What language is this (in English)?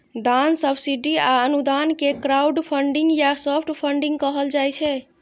Maithili